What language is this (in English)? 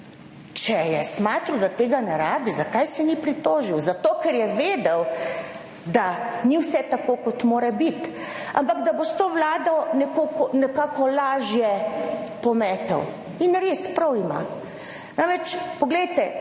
Slovenian